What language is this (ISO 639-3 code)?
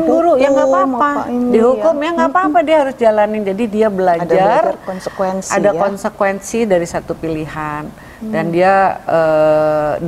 ind